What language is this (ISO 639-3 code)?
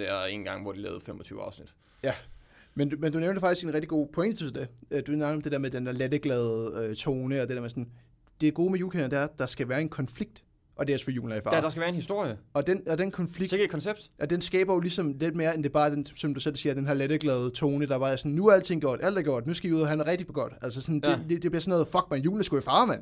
dan